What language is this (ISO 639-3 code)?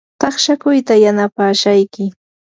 qur